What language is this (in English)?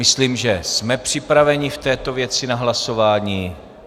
Czech